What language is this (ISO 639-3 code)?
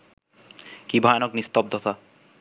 ben